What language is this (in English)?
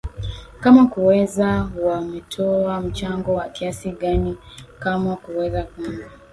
Swahili